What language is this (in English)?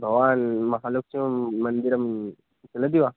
Sanskrit